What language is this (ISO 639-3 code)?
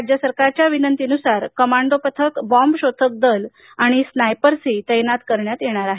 mar